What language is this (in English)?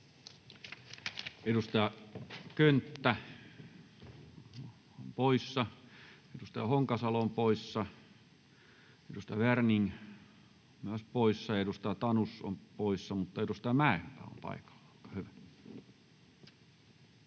Finnish